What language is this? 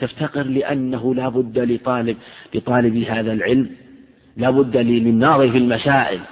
Arabic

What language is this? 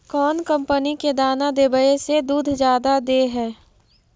Magahi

